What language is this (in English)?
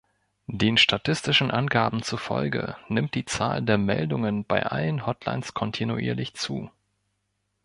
German